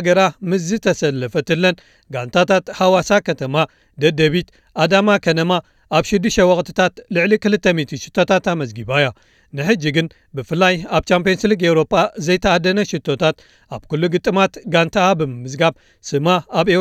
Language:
Amharic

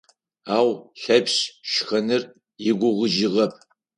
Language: Adyghe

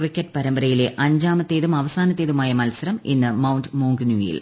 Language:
Malayalam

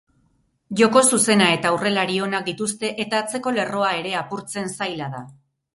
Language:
Basque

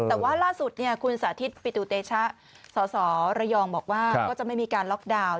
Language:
Thai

